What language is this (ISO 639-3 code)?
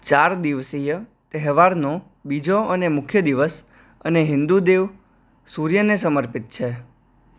guj